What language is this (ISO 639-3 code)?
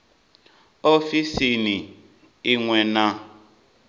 ven